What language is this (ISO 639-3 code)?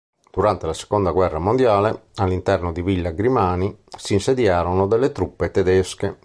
ita